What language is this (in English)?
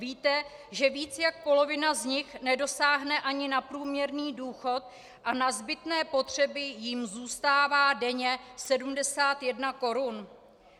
Czech